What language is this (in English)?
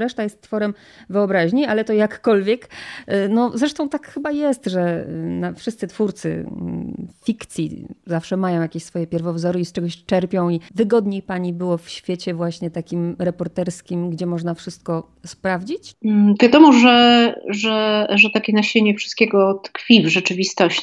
Polish